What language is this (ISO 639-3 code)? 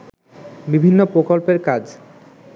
ben